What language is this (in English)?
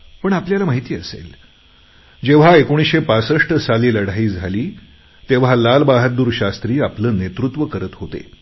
Marathi